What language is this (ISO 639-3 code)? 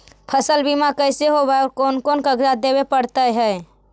mag